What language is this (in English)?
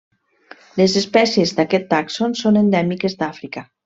Catalan